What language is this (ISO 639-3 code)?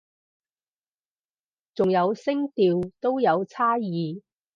yue